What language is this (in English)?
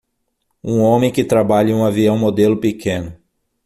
Portuguese